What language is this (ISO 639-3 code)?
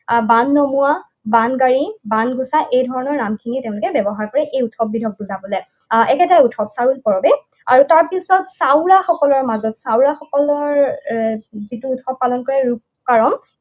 asm